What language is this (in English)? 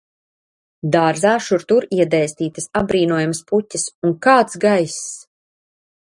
Latvian